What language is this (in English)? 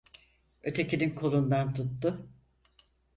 Turkish